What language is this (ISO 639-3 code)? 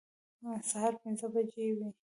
pus